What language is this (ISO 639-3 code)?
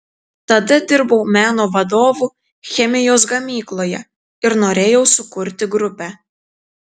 lit